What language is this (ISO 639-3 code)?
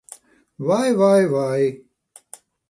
lav